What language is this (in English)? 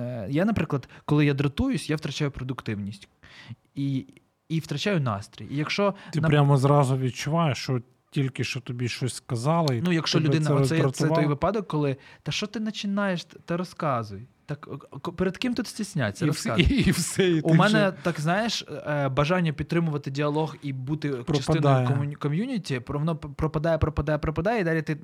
Ukrainian